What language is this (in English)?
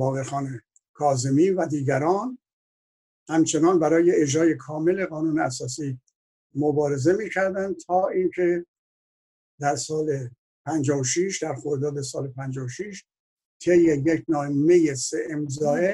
Persian